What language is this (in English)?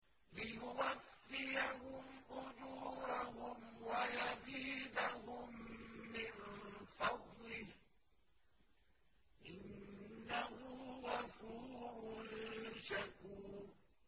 Arabic